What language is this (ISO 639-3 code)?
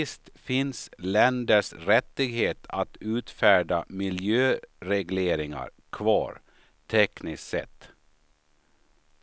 swe